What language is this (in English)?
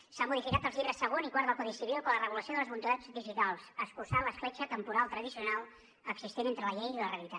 Catalan